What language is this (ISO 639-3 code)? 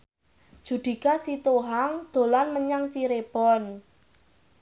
jav